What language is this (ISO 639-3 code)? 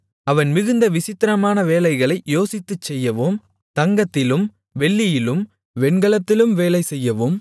tam